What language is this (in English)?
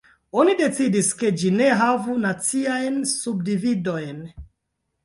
Esperanto